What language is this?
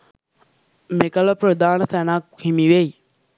Sinhala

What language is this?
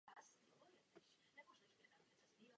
Czech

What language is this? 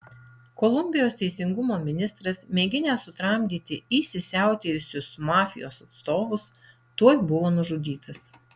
Lithuanian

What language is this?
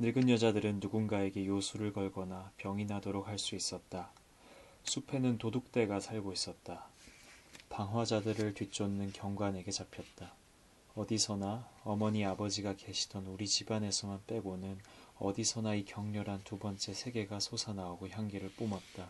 Korean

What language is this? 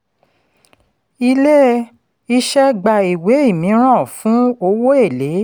Yoruba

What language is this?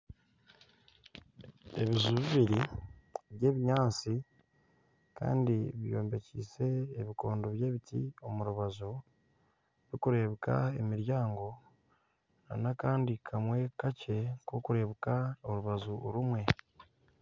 Nyankole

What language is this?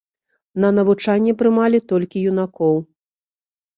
Belarusian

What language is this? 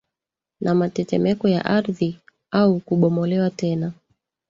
Swahili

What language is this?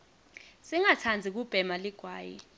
Swati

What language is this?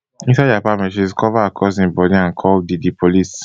Nigerian Pidgin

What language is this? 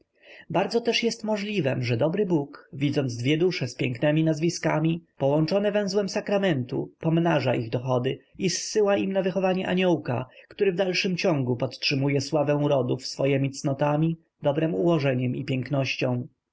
Polish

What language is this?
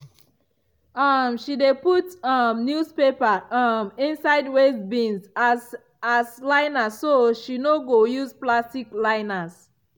Nigerian Pidgin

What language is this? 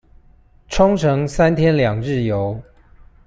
Chinese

